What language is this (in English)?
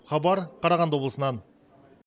Kazakh